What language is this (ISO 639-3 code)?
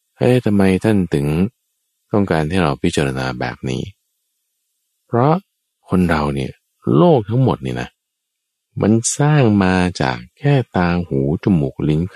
tha